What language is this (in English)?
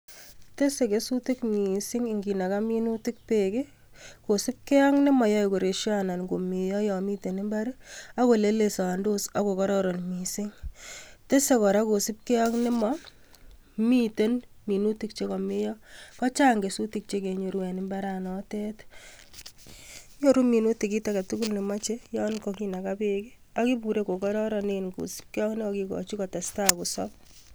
Kalenjin